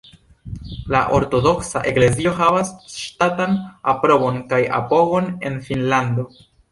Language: Esperanto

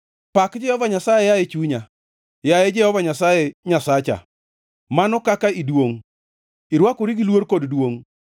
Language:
Luo (Kenya and Tanzania)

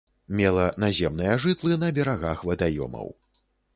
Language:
Belarusian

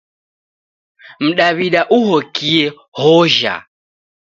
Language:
Taita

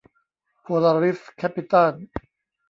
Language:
Thai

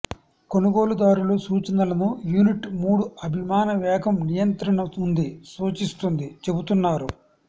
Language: Telugu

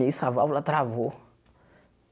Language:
Portuguese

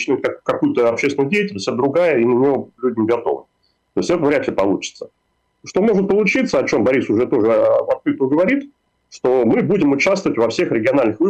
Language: Russian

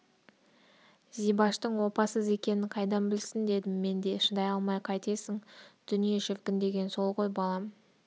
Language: Kazakh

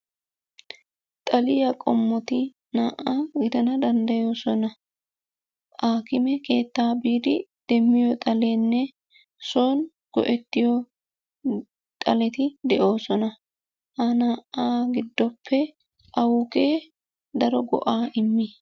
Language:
Wolaytta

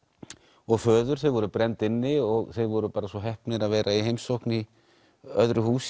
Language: Icelandic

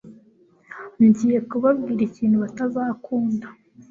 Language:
Kinyarwanda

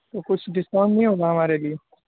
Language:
Urdu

